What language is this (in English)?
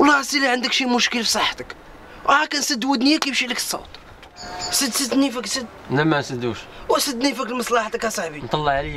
Arabic